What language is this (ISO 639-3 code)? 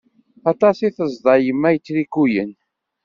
kab